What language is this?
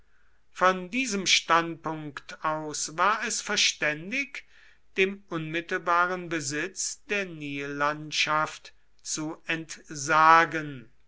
German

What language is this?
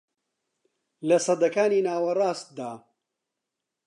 Central Kurdish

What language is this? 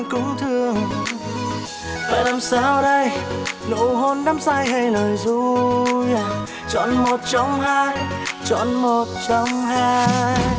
Vietnamese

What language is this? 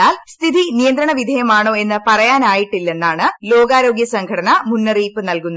Malayalam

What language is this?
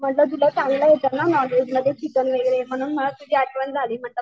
Marathi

